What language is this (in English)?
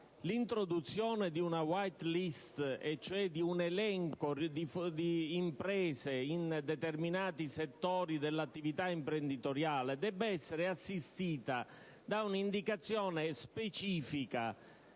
Italian